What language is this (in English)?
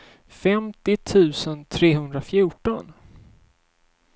Swedish